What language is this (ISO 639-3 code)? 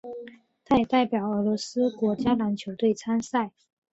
zho